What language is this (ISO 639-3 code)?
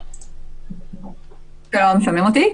heb